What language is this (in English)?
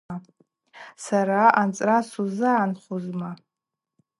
Abaza